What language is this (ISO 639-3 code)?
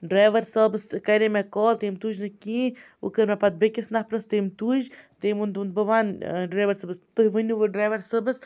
kas